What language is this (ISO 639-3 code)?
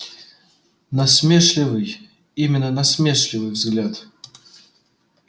rus